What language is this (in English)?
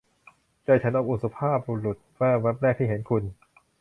Thai